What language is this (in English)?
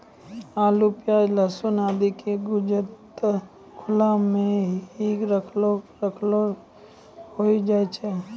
Maithili